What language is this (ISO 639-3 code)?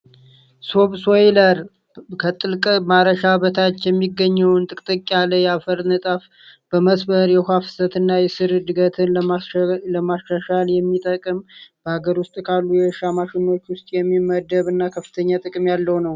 amh